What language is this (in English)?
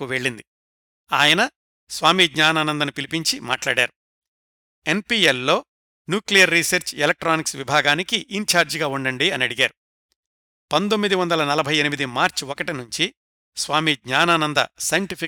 Telugu